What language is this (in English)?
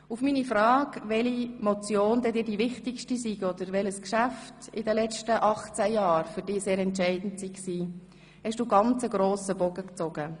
Swiss German